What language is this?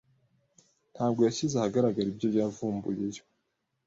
Kinyarwanda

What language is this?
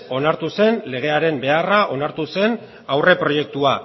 Basque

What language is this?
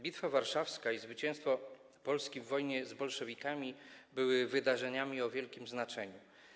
Polish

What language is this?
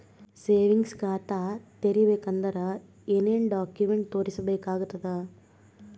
Kannada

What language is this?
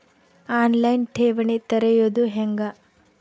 Kannada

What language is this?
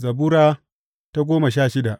Hausa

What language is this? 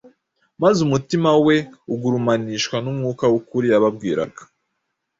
Kinyarwanda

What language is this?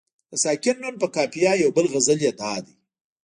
Pashto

